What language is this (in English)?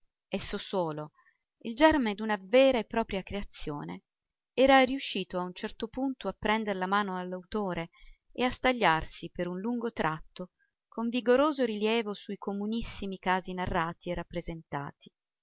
Italian